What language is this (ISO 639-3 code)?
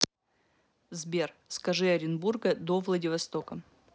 rus